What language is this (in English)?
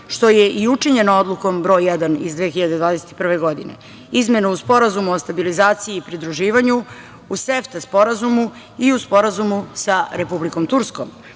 Serbian